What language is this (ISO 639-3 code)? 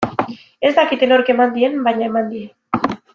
eus